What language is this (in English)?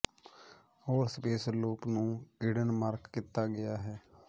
Punjabi